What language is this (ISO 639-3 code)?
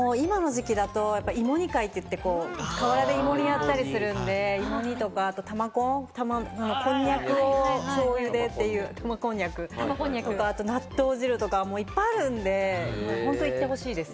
jpn